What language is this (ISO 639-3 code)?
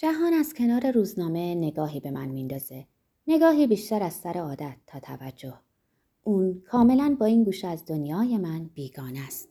fas